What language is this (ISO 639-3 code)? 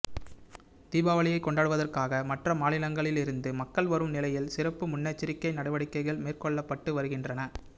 tam